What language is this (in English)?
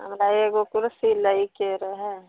Maithili